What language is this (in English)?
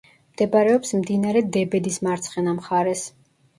Georgian